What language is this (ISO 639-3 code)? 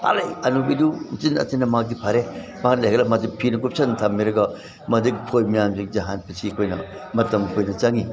mni